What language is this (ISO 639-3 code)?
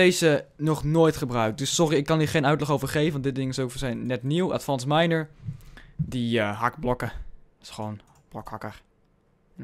nld